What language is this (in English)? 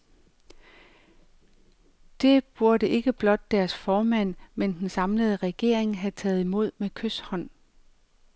Danish